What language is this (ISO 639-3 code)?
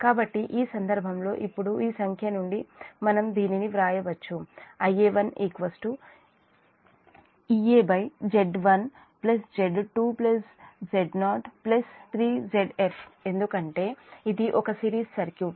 tel